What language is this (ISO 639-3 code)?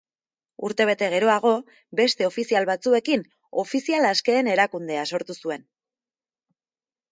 eus